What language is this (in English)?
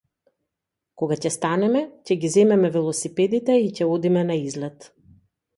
Macedonian